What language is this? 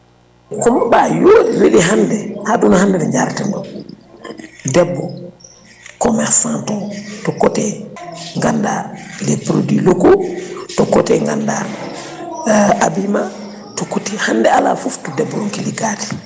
Fula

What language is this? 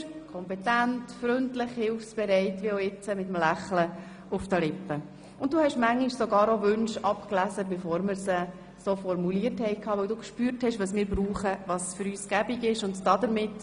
Swiss German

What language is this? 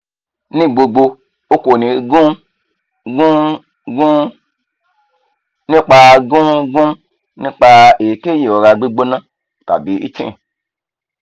Yoruba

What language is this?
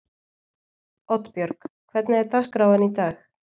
Icelandic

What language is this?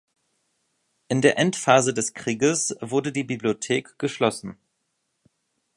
German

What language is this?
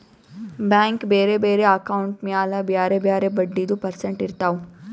Kannada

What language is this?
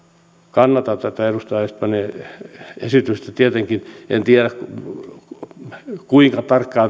Finnish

